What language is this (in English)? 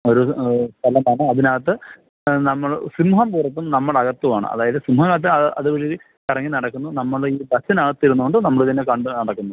Malayalam